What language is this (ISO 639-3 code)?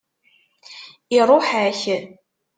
kab